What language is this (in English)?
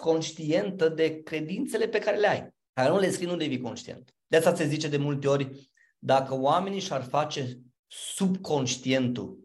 Romanian